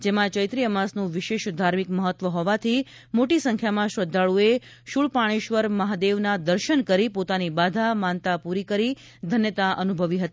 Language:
Gujarati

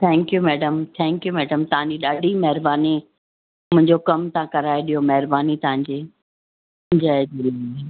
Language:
Sindhi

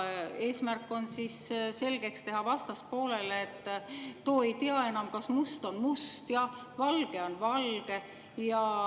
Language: Estonian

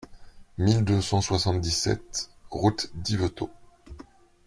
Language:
French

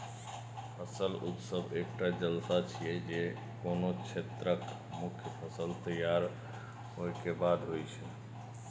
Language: Maithili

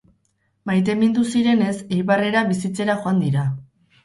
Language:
Basque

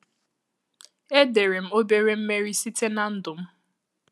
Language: Igbo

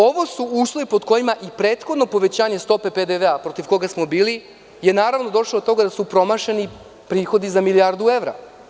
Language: Serbian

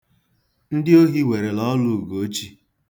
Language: Igbo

